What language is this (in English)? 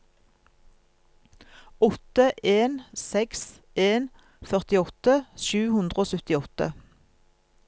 Norwegian